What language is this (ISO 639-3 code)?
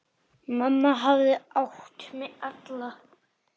isl